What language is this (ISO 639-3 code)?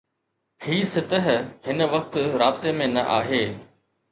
snd